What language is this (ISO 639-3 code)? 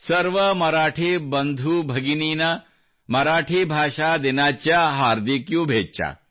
kan